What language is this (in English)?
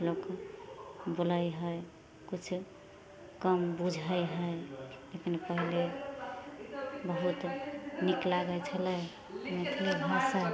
Maithili